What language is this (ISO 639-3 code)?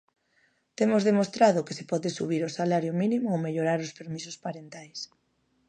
glg